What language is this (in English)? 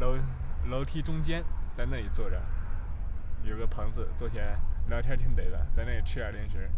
Chinese